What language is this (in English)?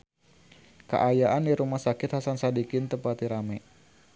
Sundanese